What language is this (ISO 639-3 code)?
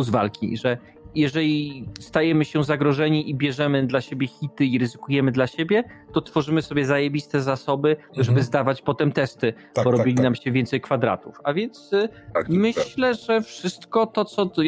pol